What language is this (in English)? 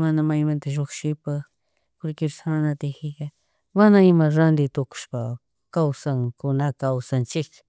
Chimborazo Highland Quichua